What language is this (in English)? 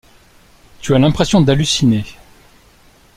French